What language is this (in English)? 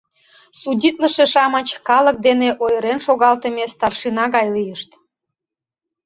Mari